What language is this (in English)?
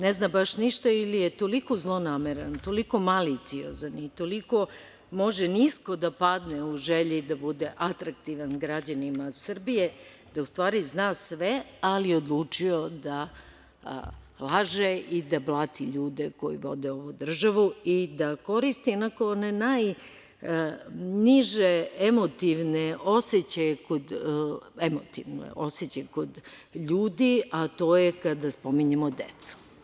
Serbian